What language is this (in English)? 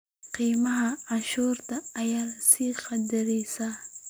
Somali